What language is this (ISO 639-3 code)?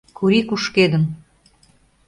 chm